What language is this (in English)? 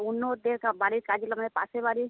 Bangla